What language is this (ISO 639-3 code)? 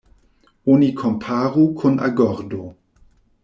epo